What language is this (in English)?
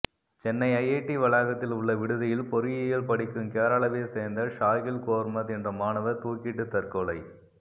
Tamil